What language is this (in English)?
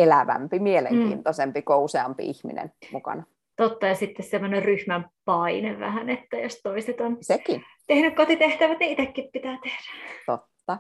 Finnish